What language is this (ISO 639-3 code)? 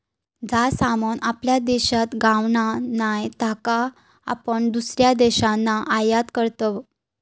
mar